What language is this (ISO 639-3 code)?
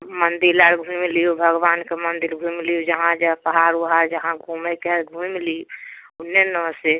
mai